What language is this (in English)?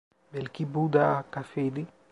Turkish